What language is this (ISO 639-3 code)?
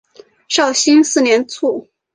zho